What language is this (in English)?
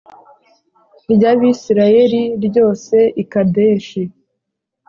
Kinyarwanda